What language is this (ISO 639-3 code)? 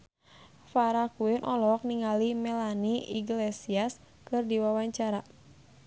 sun